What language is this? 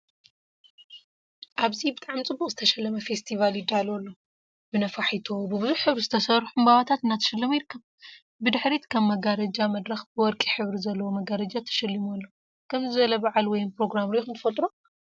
Tigrinya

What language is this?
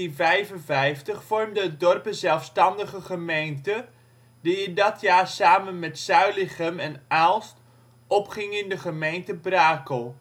Dutch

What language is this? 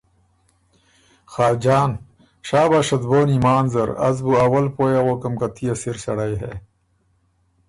Ormuri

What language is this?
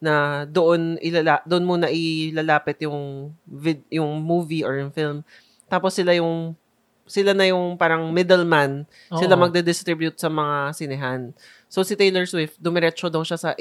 Filipino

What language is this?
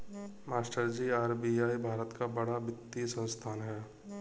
Hindi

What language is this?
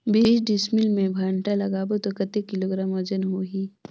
Chhattisgarhi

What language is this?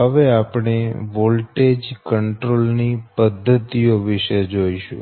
Gujarati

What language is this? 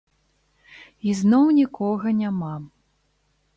Belarusian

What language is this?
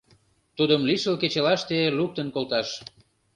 Mari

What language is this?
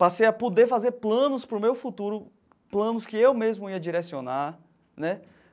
Portuguese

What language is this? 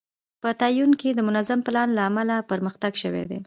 Pashto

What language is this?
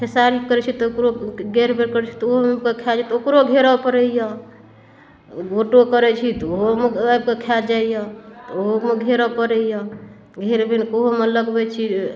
Maithili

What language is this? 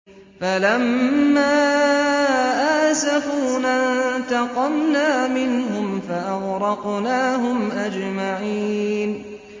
Arabic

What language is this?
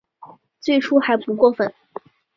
Chinese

